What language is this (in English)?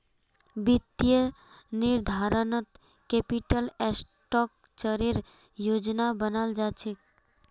Magahi